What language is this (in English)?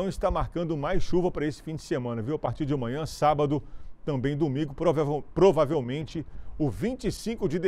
Portuguese